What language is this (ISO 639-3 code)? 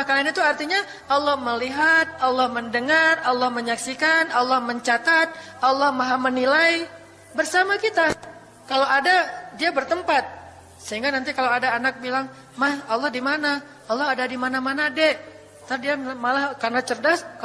ind